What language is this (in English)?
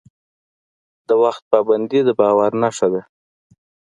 Pashto